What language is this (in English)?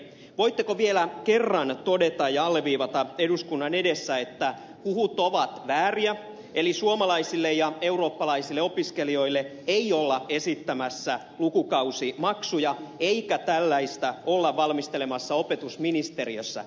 Finnish